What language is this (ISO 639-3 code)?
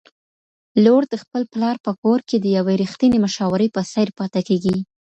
pus